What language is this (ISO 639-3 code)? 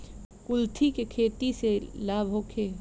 bho